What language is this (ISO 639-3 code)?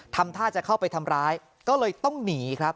tha